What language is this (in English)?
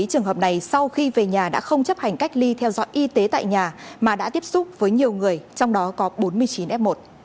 Vietnamese